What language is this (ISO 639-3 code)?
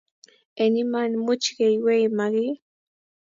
kln